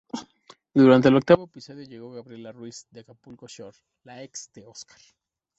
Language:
Spanish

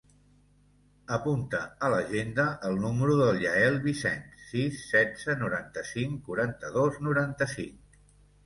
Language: Catalan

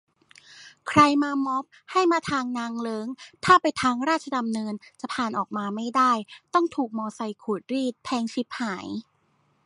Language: Thai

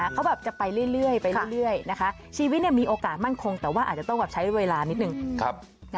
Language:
Thai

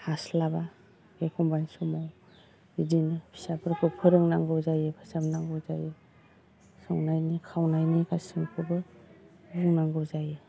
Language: Bodo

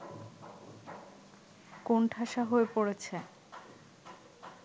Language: Bangla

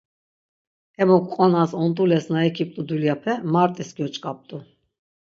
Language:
Laz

